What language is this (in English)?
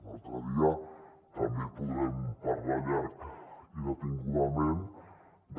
Catalan